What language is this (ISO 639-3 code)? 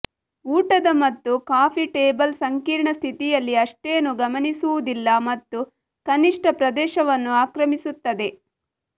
kan